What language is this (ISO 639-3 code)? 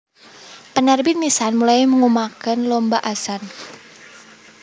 jav